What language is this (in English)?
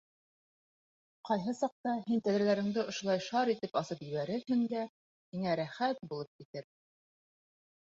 Bashkir